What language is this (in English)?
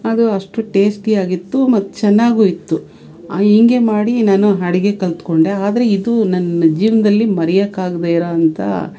Kannada